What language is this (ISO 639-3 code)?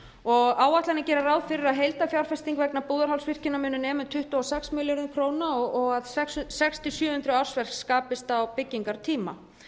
isl